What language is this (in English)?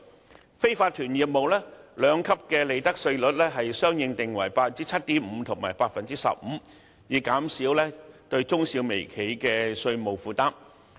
Cantonese